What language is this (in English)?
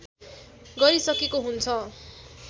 Nepali